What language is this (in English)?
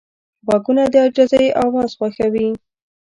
Pashto